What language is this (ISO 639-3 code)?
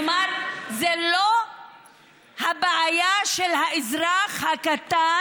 heb